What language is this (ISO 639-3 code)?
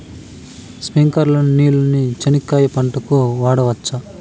tel